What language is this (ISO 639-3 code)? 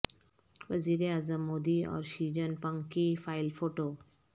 urd